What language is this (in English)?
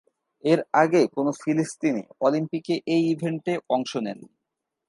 Bangla